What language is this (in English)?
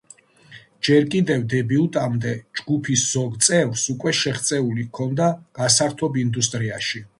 Georgian